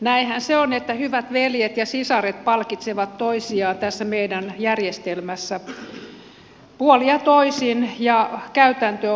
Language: Finnish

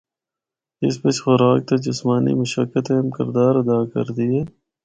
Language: Northern Hindko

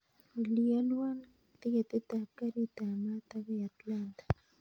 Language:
Kalenjin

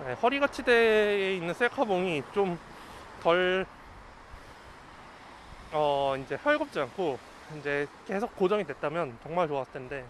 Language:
Korean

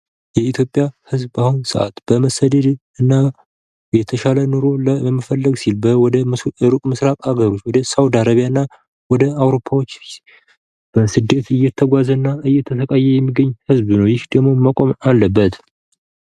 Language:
Amharic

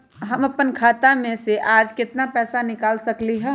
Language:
Magahi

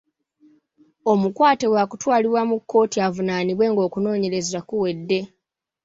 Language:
Ganda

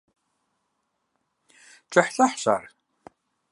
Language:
Kabardian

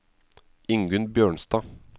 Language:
Norwegian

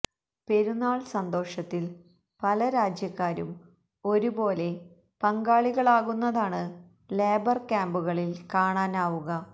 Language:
Malayalam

